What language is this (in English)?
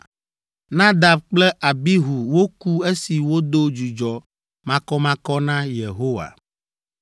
Ewe